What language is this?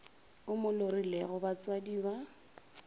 Northern Sotho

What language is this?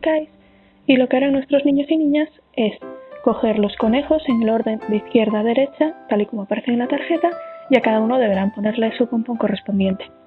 Spanish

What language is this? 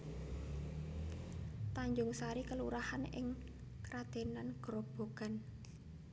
Javanese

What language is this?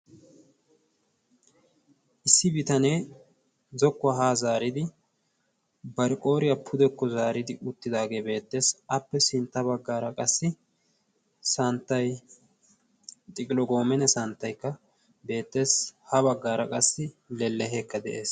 Wolaytta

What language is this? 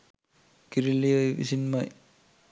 Sinhala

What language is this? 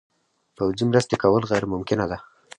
Pashto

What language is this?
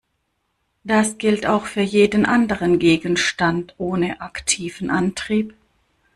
German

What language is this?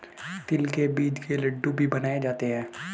Hindi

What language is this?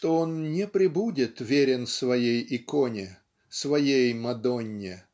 Russian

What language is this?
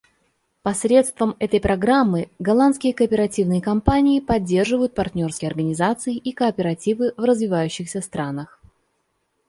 Russian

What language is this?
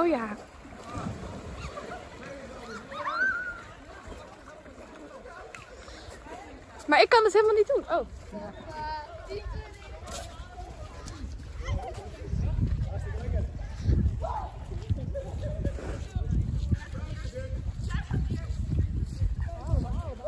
Dutch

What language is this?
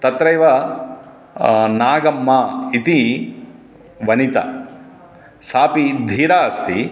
Sanskrit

